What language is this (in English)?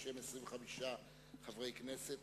Hebrew